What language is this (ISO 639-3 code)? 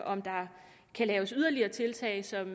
dan